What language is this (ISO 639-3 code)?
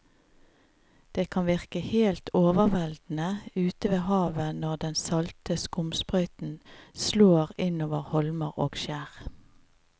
nor